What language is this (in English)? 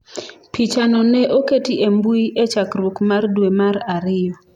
Luo (Kenya and Tanzania)